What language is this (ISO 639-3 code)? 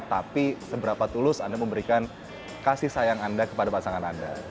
ind